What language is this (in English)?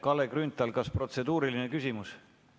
Estonian